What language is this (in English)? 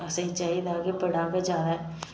Dogri